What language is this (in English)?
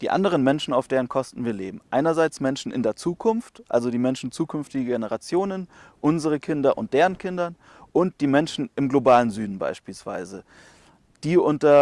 German